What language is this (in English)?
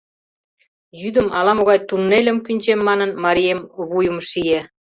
Mari